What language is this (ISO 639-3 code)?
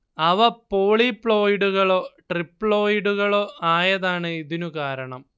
mal